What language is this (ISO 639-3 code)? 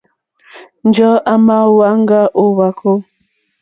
bri